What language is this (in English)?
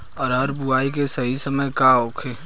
Bhojpuri